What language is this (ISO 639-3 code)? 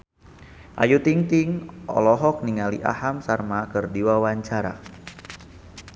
sun